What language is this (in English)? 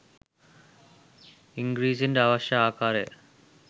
Sinhala